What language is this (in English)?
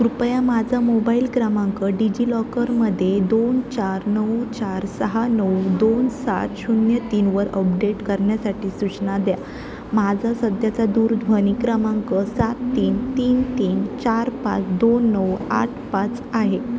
Marathi